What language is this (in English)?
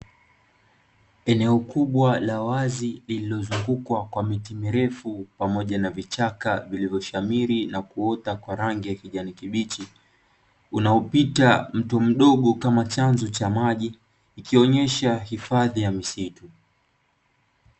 Swahili